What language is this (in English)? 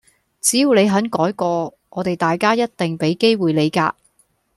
Cantonese